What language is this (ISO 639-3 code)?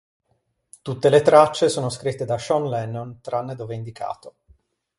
ita